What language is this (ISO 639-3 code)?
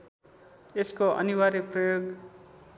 nep